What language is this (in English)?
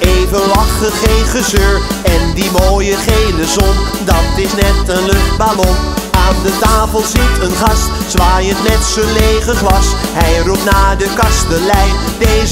Dutch